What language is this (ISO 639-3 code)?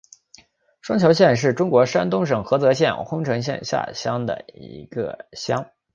zho